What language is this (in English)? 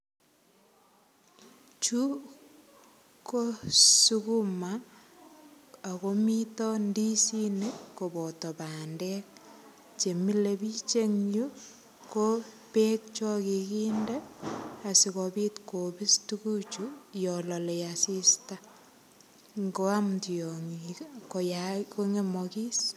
Kalenjin